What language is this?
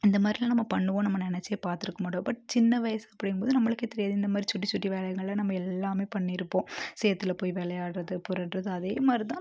Tamil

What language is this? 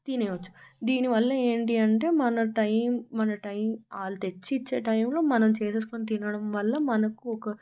Telugu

